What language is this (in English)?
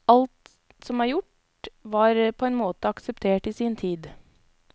Norwegian